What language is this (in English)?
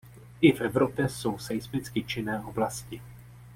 Czech